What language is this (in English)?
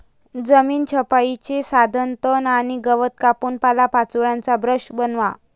Marathi